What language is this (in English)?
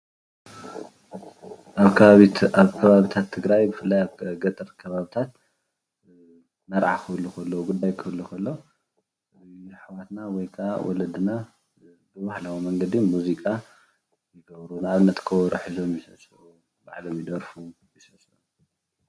Tigrinya